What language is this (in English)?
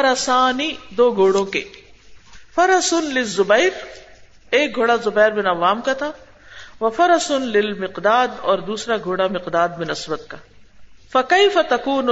Urdu